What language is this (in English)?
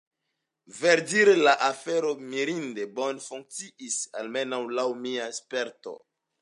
Esperanto